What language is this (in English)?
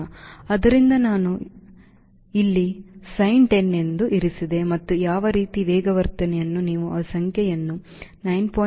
Kannada